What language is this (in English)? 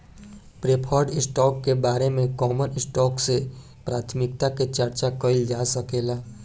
Bhojpuri